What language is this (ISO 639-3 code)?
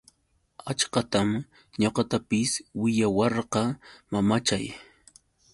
qux